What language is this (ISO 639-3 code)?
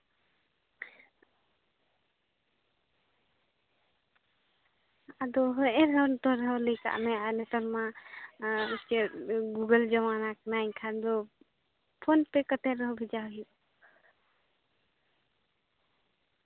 sat